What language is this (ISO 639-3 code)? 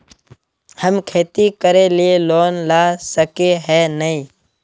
mag